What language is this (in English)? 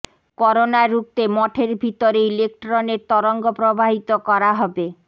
Bangla